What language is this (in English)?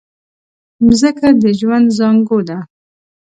Pashto